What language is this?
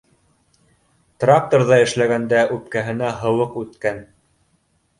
Bashkir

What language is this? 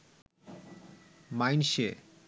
Bangla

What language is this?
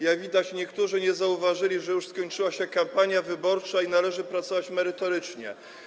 Polish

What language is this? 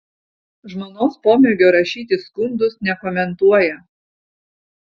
Lithuanian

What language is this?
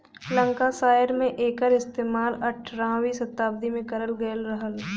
Bhojpuri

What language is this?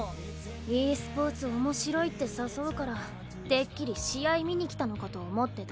Japanese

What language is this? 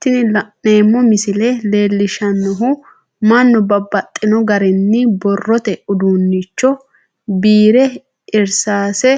Sidamo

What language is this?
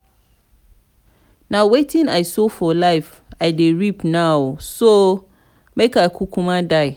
Nigerian Pidgin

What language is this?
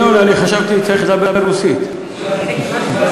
Hebrew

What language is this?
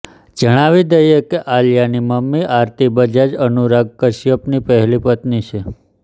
Gujarati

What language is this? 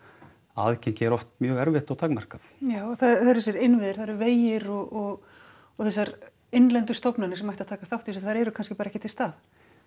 Icelandic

